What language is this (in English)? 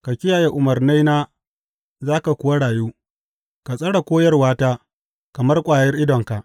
Hausa